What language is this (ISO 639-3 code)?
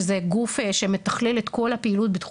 heb